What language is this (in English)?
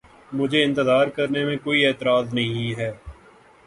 Urdu